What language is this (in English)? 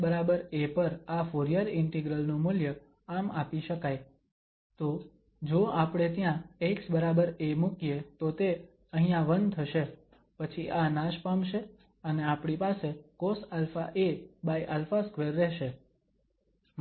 Gujarati